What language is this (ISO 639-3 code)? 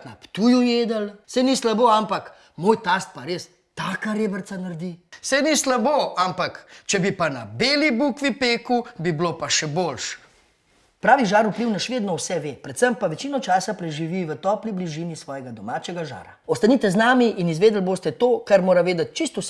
slv